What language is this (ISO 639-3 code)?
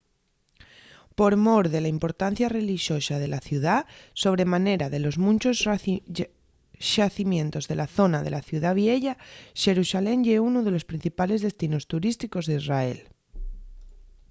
ast